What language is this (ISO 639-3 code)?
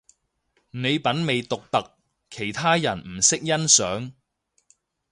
yue